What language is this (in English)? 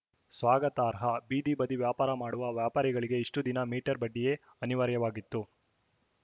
Kannada